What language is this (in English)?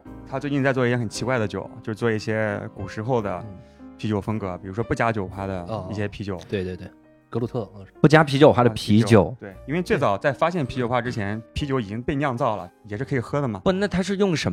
Chinese